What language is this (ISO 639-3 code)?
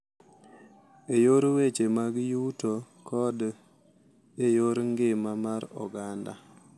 luo